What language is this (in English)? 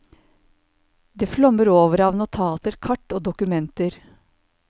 Norwegian